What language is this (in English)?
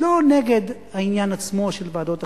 Hebrew